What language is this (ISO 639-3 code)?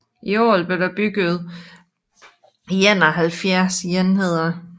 dan